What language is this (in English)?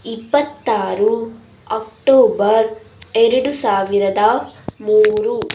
Kannada